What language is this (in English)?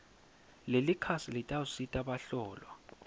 Swati